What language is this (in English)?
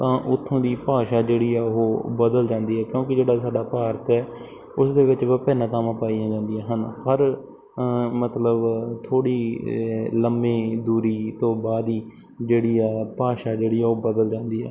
Punjabi